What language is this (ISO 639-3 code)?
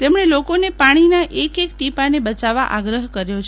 guj